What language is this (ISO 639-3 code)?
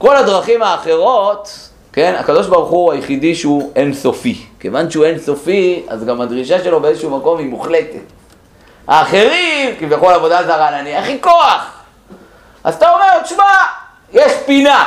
heb